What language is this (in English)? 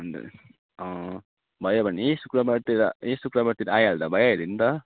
Nepali